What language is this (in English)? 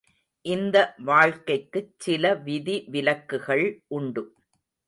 Tamil